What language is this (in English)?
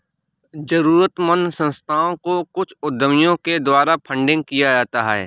Hindi